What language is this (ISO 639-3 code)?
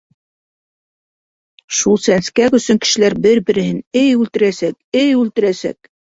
bak